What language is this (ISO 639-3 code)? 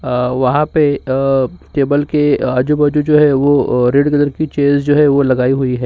hin